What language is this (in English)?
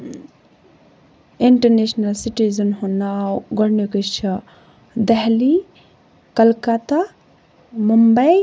Kashmiri